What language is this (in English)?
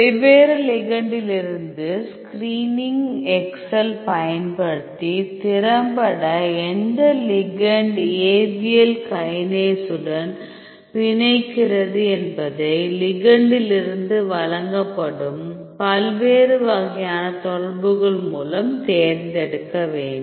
Tamil